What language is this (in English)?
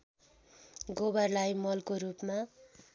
Nepali